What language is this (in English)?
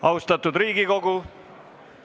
Estonian